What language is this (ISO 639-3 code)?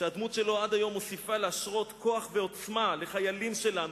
heb